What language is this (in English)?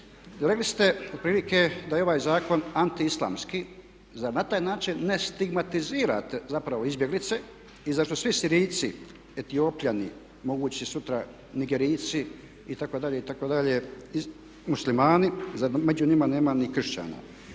Croatian